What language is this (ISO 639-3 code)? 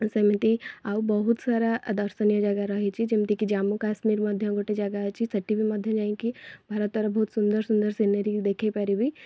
ori